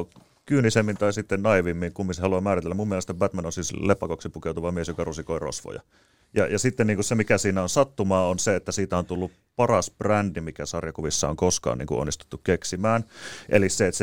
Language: Finnish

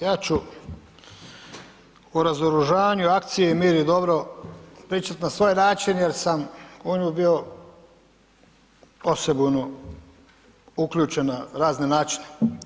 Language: Croatian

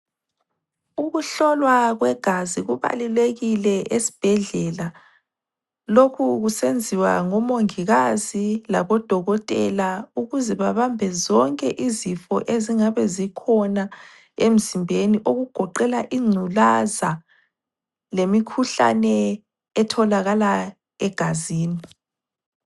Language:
North Ndebele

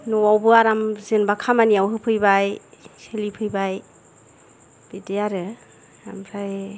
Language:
Bodo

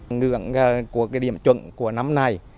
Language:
Vietnamese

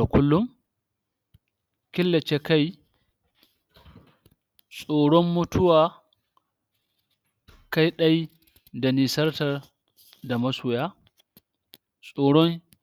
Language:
Hausa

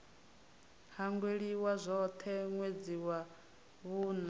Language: Venda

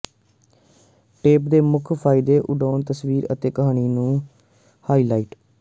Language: Punjabi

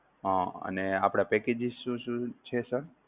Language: Gujarati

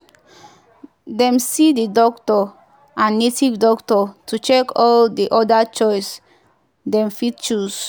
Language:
Nigerian Pidgin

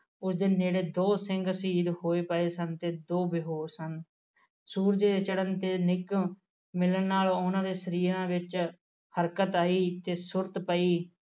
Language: Punjabi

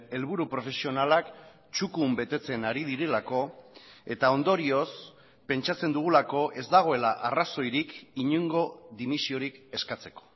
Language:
Basque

